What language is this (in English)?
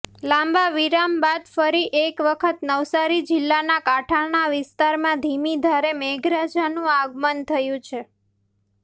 Gujarati